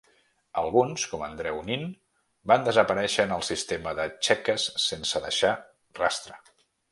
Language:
Catalan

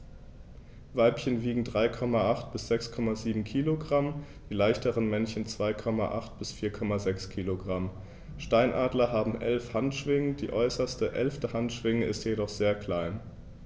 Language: German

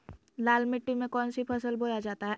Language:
Magahi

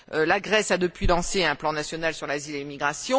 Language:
French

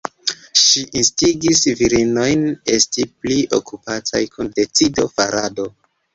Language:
Esperanto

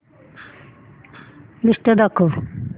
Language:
Marathi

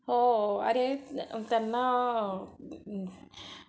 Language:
Marathi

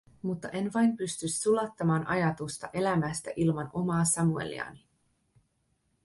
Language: Finnish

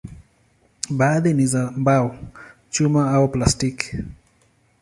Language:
Swahili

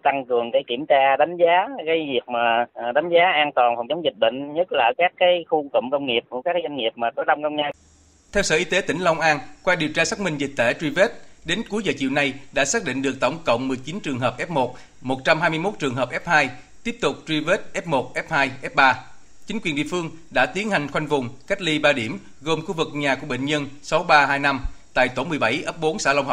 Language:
Vietnamese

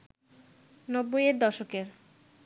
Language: Bangla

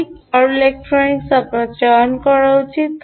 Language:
Bangla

